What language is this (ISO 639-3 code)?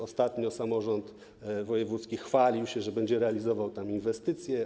pol